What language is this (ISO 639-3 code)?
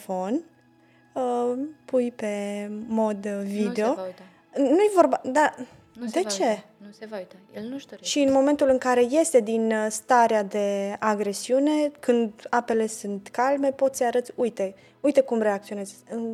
ron